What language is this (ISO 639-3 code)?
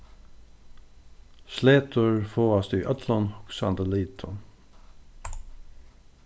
fao